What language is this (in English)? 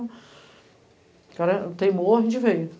Portuguese